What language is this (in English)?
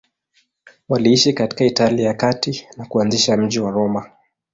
Swahili